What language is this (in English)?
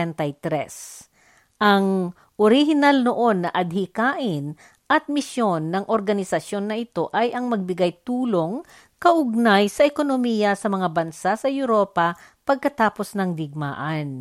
Filipino